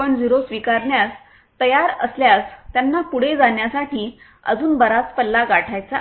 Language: Marathi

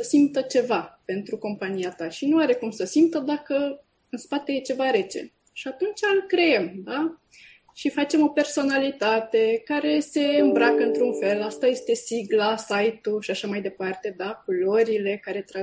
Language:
Romanian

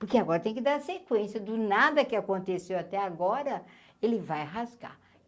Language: Portuguese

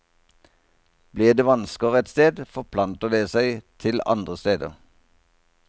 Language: Norwegian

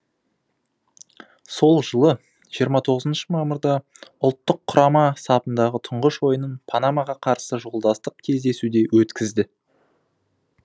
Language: Kazakh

